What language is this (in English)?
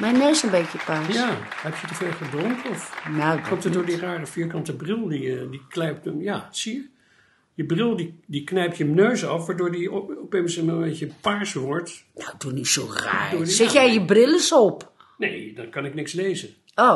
Dutch